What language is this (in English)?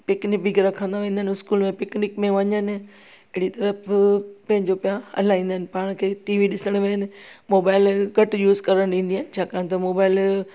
Sindhi